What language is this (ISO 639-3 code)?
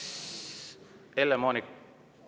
est